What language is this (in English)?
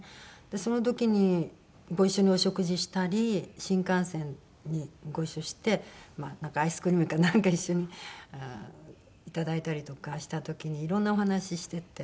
Japanese